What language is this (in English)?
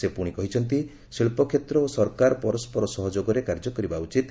Odia